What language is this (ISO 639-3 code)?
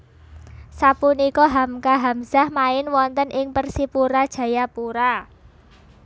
jav